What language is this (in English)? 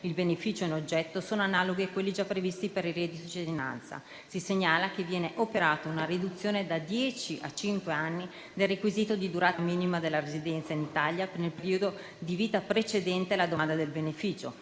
Italian